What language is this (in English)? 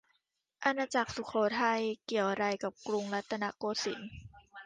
Thai